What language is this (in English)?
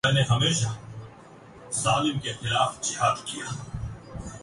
Urdu